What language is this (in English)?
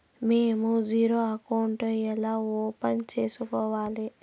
Telugu